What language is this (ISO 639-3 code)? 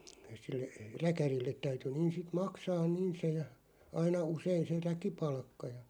fin